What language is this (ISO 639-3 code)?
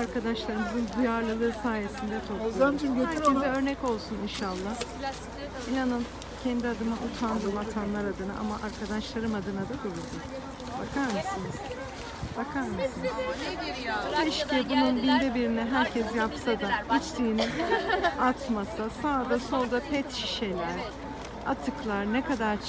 tur